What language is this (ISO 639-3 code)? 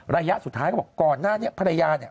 tha